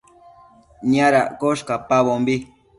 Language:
Matsés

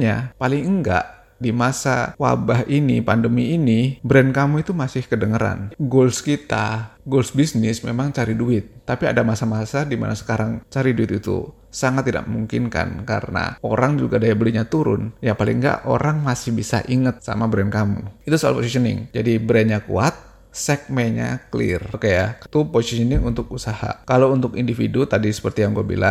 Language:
Indonesian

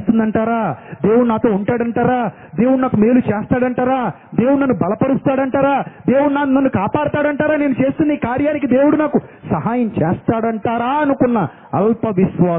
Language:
Telugu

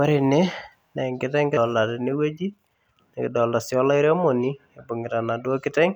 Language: Masai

